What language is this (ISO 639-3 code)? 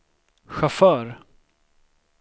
swe